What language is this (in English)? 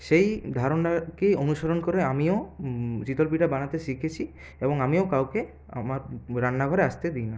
Bangla